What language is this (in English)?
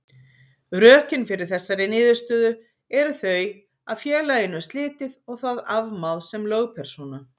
Icelandic